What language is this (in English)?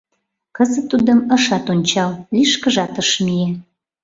Mari